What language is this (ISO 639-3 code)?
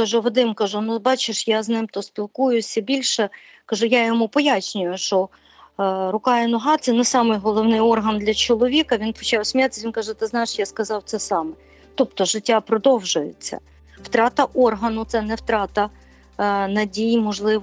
ukr